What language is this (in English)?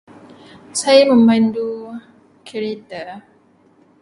Malay